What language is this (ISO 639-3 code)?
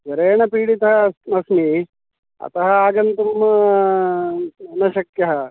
san